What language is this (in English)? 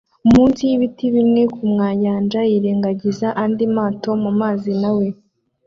Kinyarwanda